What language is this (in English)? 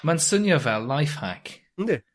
Welsh